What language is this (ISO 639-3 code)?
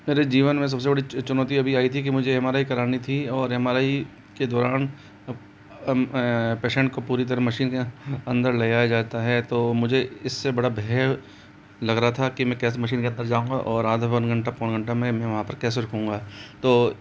hin